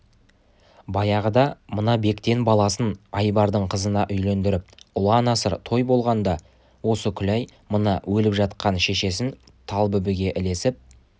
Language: Kazakh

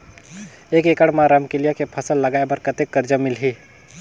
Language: Chhattisgarhi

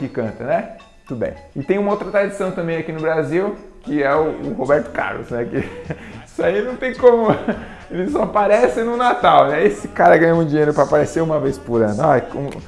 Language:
Portuguese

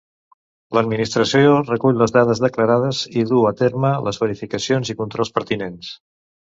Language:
Catalan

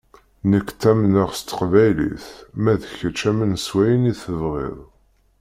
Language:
Kabyle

